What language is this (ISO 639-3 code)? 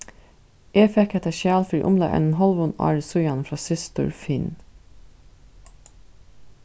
fao